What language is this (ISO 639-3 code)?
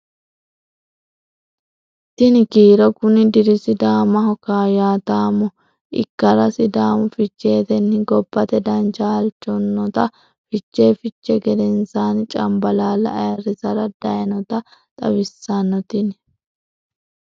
sid